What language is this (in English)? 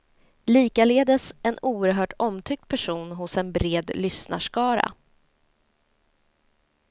Swedish